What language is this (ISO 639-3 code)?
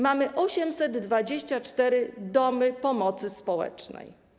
pol